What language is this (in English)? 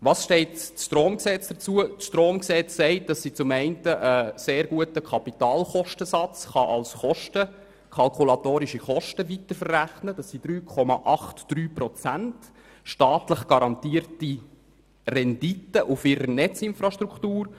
Swiss German